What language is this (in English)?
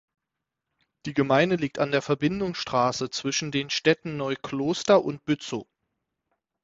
German